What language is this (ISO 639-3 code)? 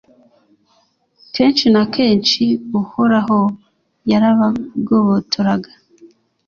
kin